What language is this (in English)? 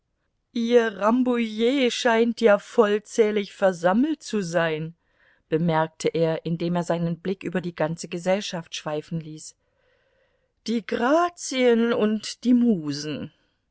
German